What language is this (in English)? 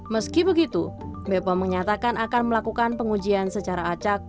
Indonesian